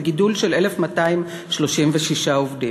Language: Hebrew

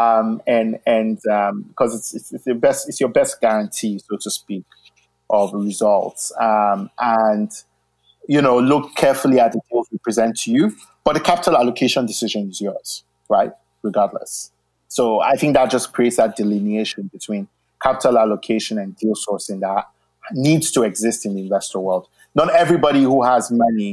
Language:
English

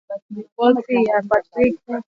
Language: Swahili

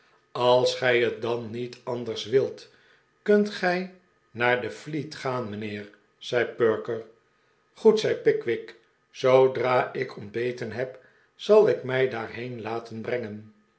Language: Dutch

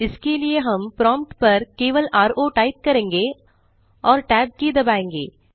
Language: Hindi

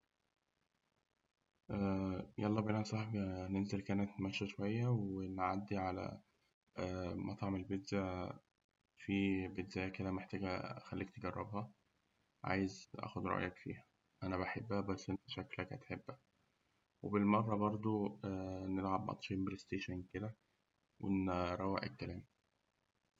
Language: Egyptian Arabic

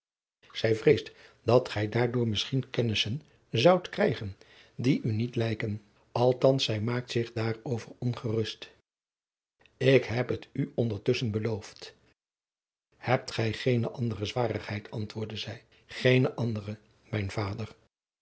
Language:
Dutch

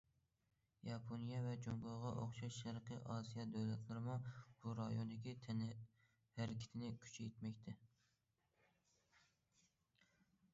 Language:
Uyghur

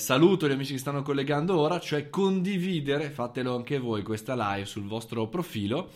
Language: Italian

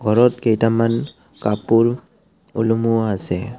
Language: Assamese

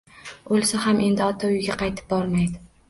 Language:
Uzbek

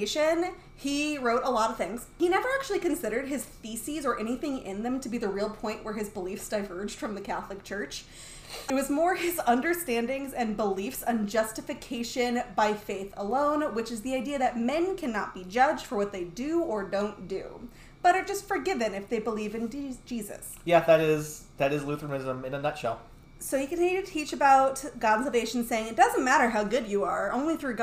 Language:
English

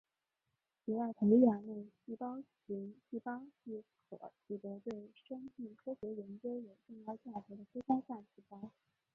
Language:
Chinese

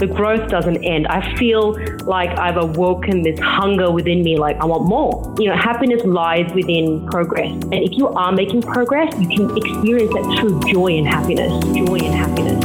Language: Bulgarian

